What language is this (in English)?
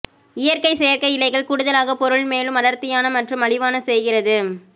Tamil